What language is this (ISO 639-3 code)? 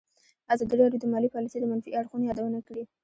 pus